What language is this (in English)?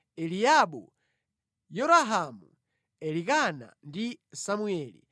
Nyanja